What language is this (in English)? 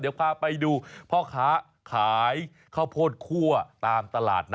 Thai